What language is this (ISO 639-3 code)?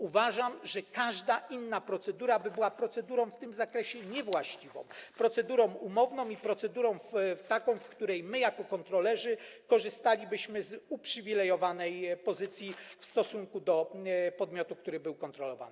pol